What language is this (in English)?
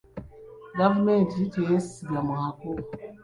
Ganda